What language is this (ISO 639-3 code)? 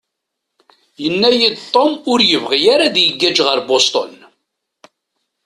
kab